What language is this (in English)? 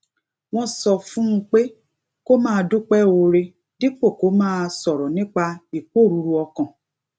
Yoruba